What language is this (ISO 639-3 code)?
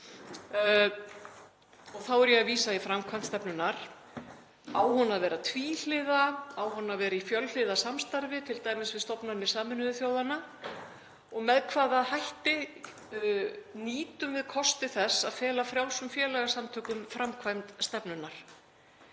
isl